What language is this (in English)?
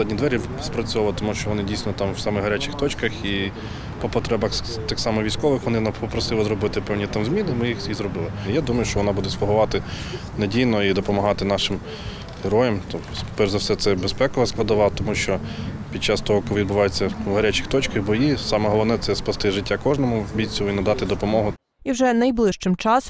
Ukrainian